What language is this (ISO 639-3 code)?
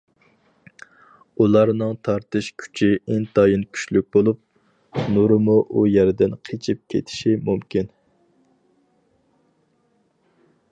uig